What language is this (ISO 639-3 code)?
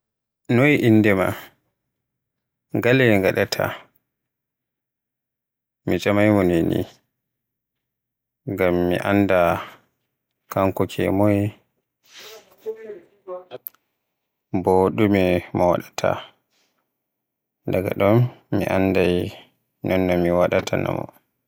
fuh